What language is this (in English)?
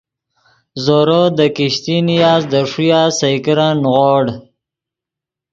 Yidgha